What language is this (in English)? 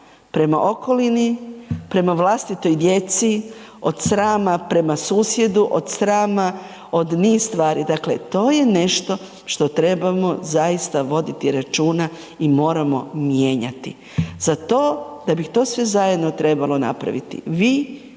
Croatian